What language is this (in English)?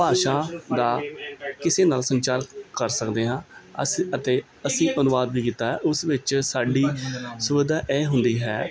Punjabi